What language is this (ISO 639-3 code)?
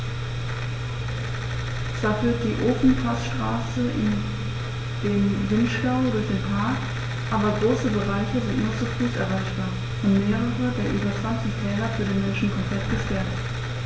deu